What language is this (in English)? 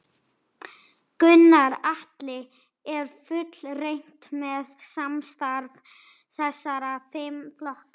Icelandic